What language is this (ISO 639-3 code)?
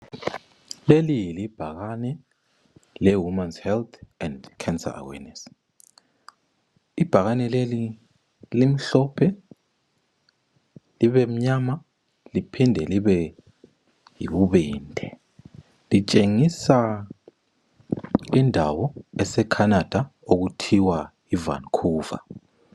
nde